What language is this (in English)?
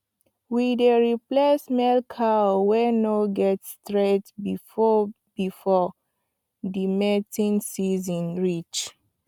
Nigerian Pidgin